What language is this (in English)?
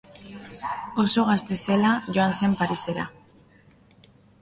Basque